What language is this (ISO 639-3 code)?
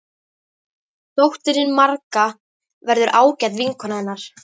isl